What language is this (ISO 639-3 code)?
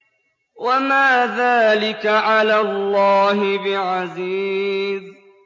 ara